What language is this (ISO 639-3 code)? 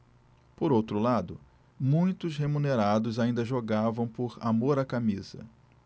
por